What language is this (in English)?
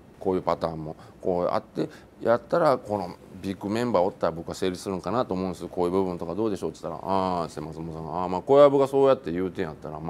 Japanese